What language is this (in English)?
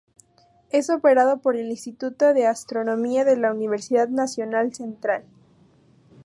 Spanish